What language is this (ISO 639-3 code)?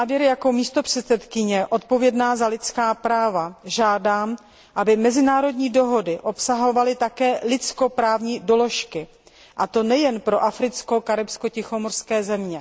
ces